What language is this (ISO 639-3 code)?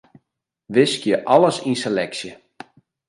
fry